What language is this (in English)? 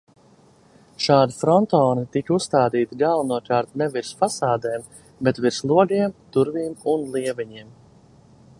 Latvian